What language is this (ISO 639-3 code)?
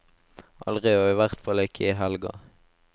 nor